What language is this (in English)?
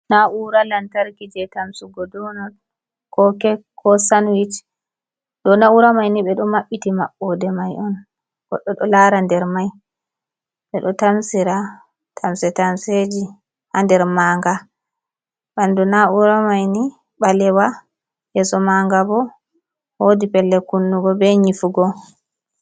Fula